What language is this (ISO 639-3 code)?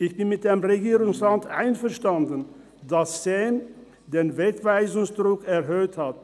gsw